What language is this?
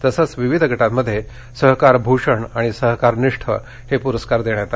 Marathi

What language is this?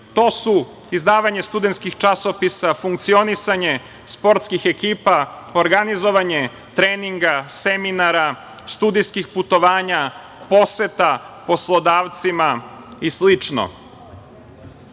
Serbian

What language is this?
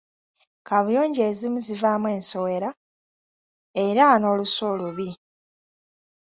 Ganda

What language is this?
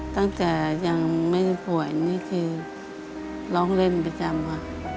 Thai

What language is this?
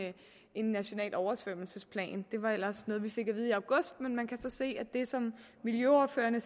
Danish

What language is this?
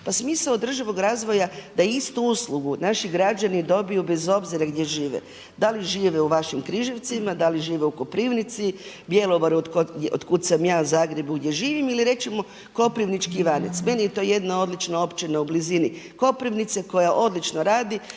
Croatian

